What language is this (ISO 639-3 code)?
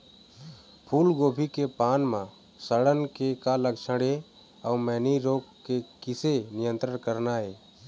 hne